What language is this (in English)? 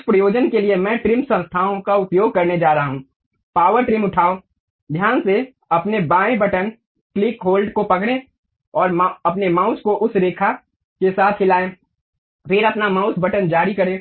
Hindi